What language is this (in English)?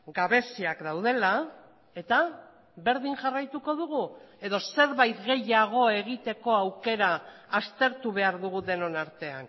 Basque